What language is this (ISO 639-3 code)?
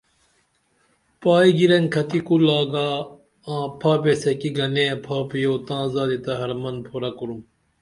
dml